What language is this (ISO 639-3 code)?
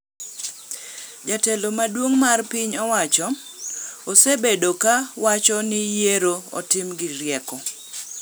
luo